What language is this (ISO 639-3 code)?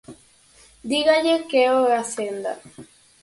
glg